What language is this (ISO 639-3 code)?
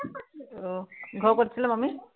asm